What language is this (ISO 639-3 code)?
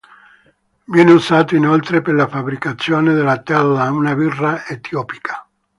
ita